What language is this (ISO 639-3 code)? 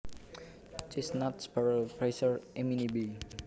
jav